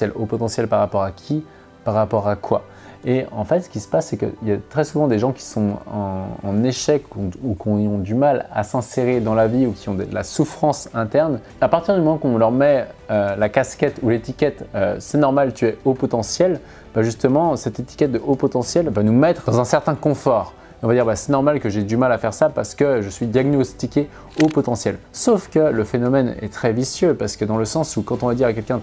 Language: French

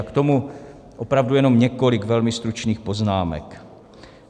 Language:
Czech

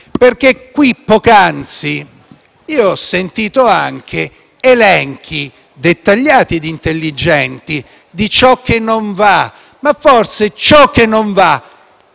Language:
Italian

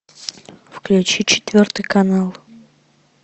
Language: Russian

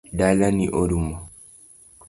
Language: Luo (Kenya and Tanzania)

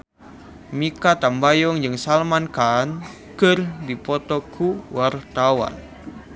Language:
Sundanese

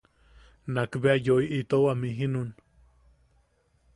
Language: Yaqui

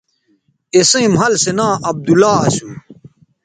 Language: Bateri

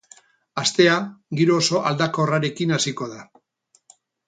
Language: Basque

